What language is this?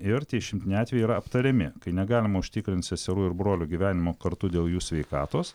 Lithuanian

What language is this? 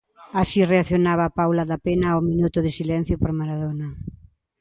Galician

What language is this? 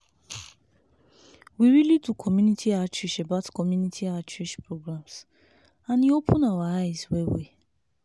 Nigerian Pidgin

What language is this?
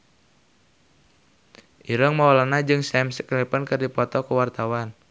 Sundanese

